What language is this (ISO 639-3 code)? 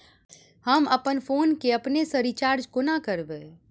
mai